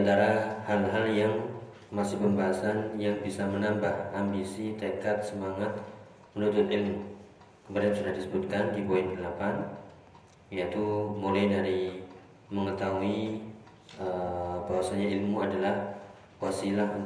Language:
Indonesian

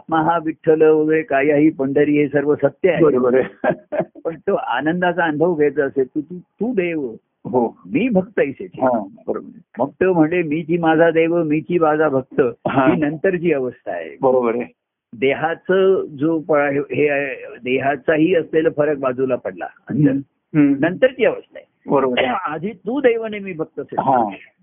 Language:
Marathi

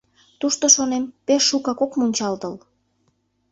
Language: Mari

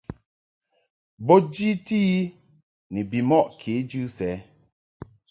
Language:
Mungaka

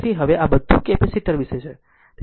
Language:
Gujarati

